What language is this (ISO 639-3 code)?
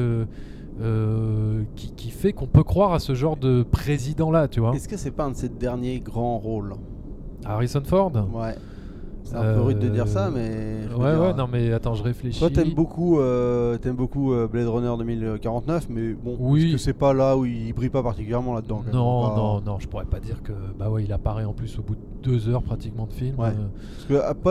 fra